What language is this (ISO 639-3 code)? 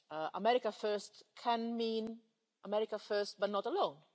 eng